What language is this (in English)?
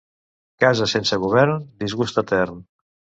Catalan